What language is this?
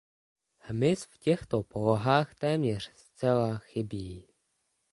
Czech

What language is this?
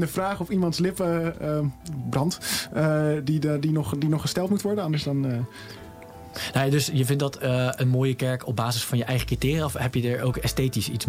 Dutch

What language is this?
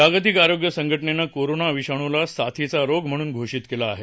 Marathi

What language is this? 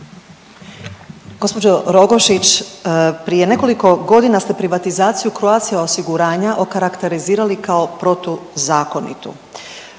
Croatian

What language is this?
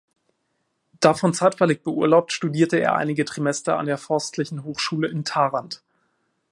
German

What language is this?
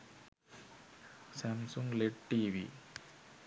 Sinhala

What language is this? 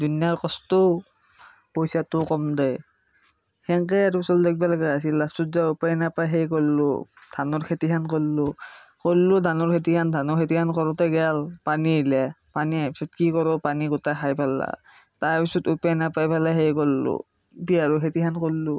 Assamese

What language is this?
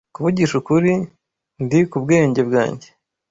Kinyarwanda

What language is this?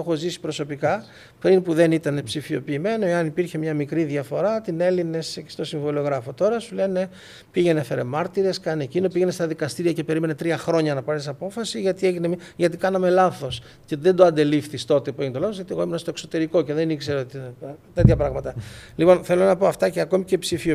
Greek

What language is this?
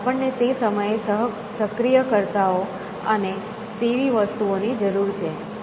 Gujarati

